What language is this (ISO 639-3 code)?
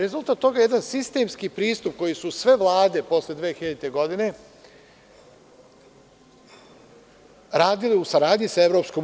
srp